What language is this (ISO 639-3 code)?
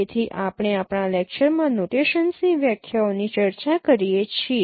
guj